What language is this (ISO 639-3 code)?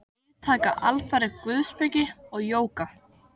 isl